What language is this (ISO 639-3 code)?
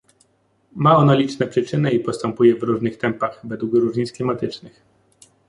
pol